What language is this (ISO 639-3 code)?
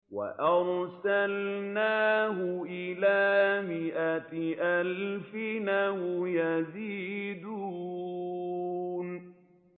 ara